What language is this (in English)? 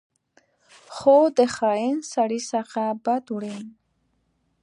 Pashto